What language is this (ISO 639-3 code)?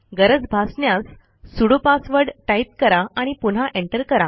mar